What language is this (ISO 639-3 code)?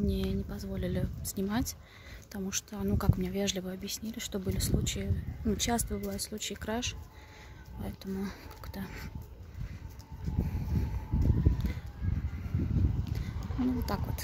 rus